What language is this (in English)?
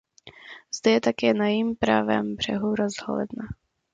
Czech